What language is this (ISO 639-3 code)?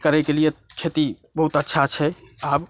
mai